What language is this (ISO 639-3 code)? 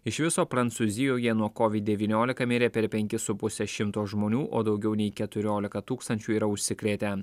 lit